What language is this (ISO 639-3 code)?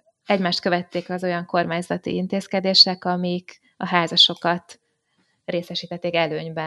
hun